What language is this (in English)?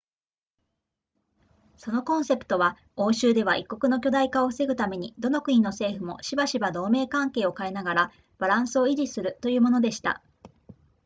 Japanese